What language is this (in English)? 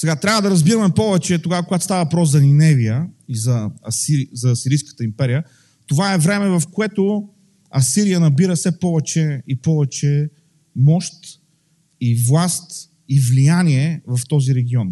Bulgarian